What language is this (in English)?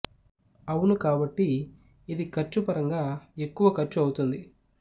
Telugu